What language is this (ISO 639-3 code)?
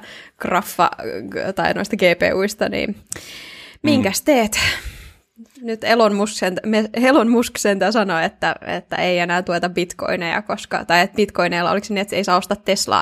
fin